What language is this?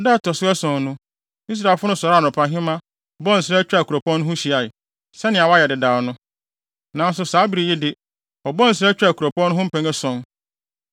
Akan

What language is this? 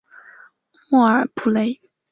Chinese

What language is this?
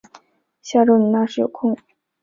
Chinese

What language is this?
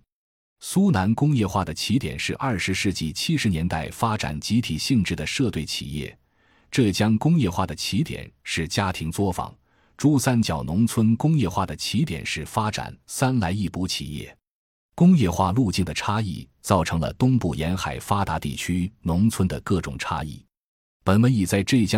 Chinese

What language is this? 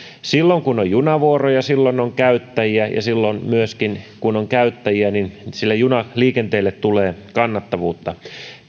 Finnish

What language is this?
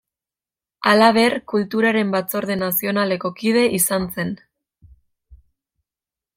Basque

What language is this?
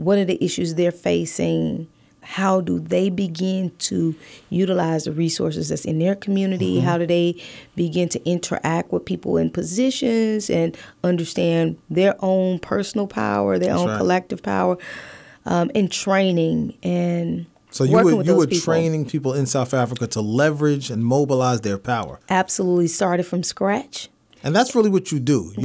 English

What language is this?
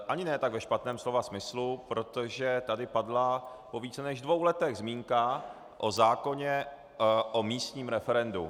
Czech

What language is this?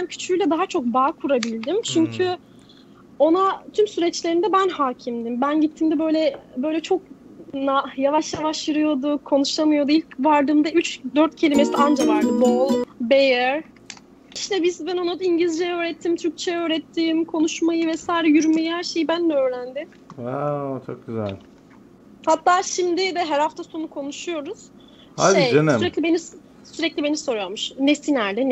Turkish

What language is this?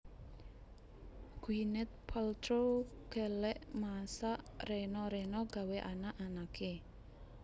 Javanese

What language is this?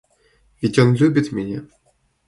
Russian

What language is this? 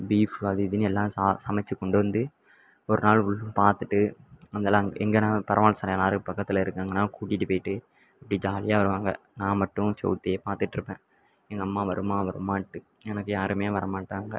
Tamil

